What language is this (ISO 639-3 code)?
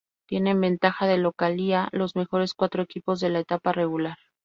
spa